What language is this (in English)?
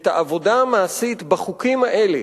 Hebrew